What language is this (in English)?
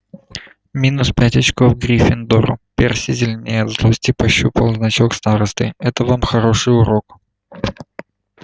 Russian